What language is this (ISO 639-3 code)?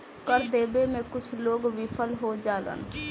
bho